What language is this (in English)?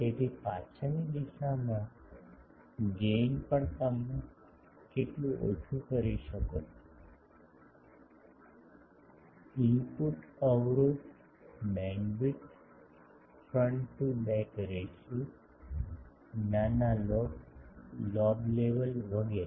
Gujarati